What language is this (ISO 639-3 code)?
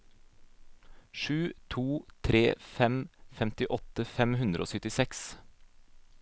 nor